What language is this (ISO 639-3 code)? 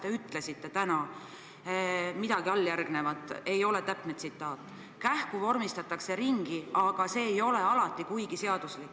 est